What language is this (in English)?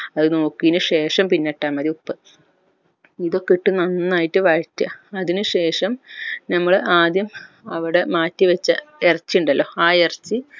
Malayalam